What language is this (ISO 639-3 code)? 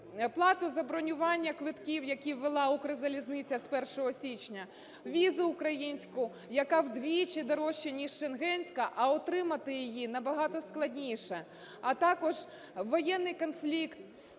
ukr